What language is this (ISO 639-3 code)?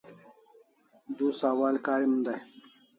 kls